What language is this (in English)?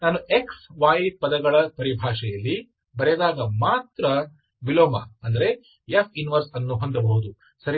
Kannada